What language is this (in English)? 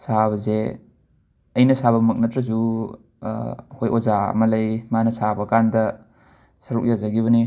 Manipuri